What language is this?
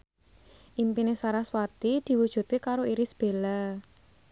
Javanese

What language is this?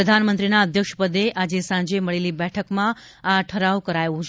Gujarati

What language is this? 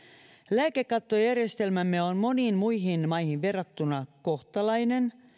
Finnish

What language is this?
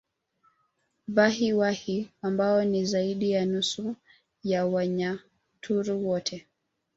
Swahili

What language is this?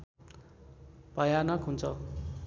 Nepali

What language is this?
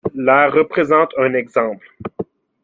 French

